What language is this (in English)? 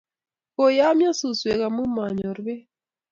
Kalenjin